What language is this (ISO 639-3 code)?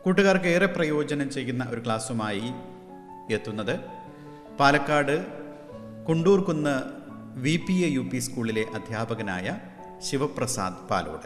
mal